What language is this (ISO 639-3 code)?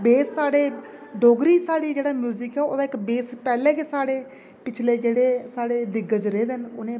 doi